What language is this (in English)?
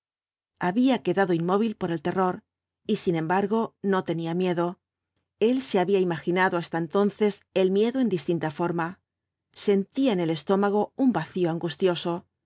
Spanish